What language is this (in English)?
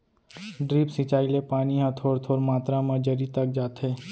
Chhattisgarhi